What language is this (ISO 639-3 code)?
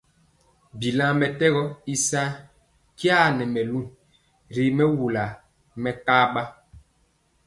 mcx